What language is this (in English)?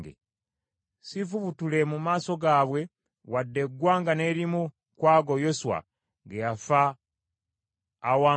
Ganda